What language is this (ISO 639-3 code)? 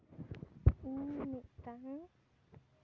sat